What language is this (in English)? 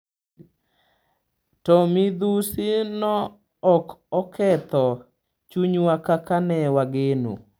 Luo (Kenya and Tanzania)